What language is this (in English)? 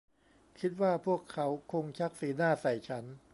Thai